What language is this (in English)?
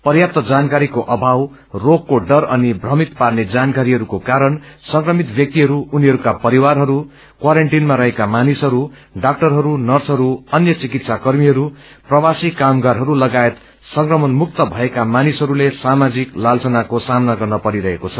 Nepali